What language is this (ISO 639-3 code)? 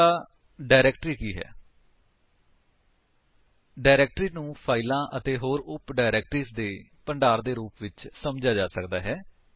pan